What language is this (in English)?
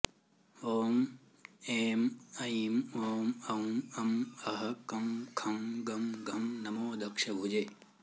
Sanskrit